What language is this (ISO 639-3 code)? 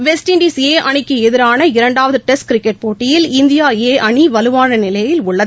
tam